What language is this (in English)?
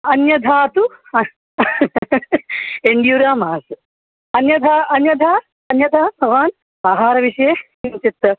Sanskrit